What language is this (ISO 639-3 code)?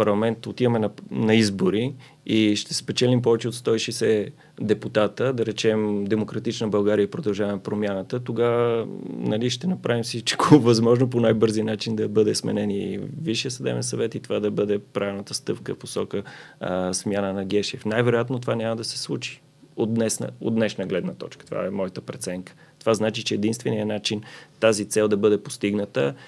bul